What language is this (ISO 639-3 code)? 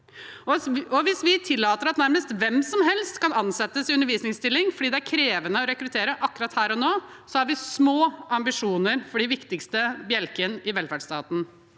nor